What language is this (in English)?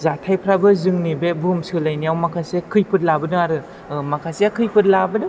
Bodo